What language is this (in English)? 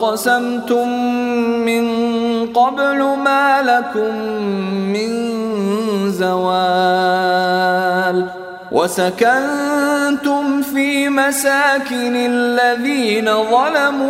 Arabic